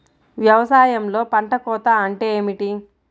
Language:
Telugu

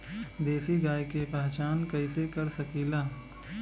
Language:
Bhojpuri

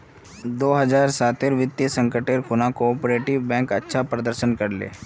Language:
Magahi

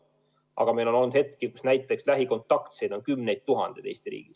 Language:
Estonian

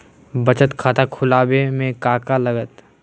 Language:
Magahi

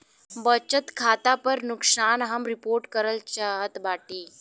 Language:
Bhojpuri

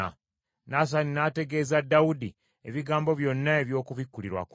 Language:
Ganda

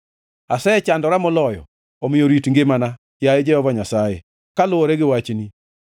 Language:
Luo (Kenya and Tanzania)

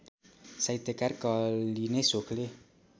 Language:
Nepali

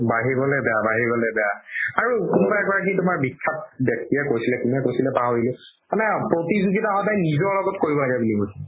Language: Assamese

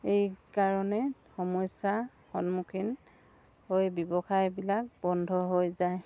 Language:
Assamese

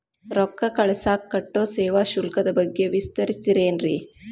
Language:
Kannada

